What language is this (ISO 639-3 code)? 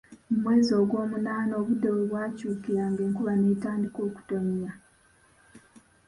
lug